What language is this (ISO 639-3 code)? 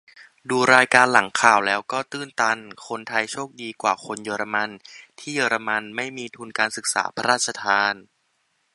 tha